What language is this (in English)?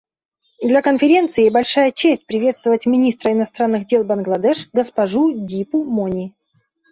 Russian